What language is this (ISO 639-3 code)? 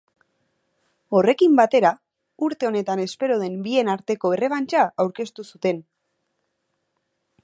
eus